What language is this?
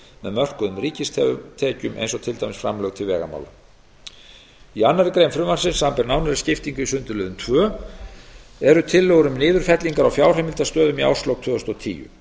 Icelandic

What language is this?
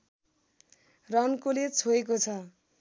Nepali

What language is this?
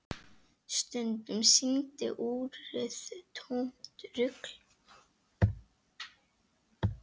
Icelandic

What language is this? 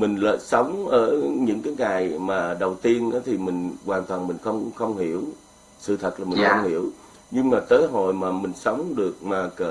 Vietnamese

